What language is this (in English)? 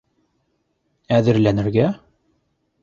Bashkir